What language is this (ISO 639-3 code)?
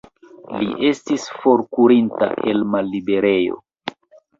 epo